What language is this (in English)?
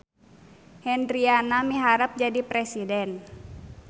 Sundanese